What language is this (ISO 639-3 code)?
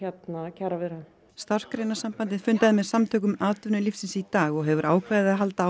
isl